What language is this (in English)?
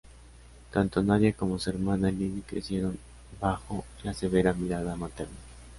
Spanish